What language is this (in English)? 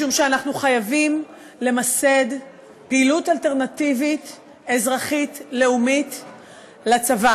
Hebrew